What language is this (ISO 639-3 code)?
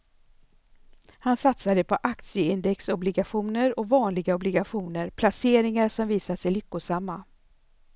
swe